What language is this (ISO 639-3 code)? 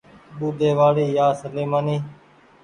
gig